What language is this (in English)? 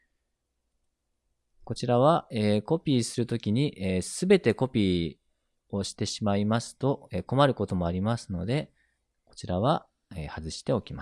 Japanese